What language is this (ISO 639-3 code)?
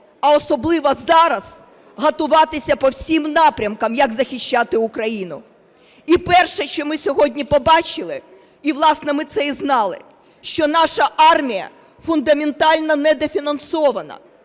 ukr